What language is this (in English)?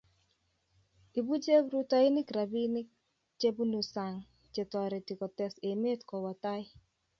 Kalenjin